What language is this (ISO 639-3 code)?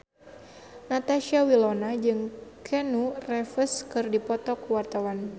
sun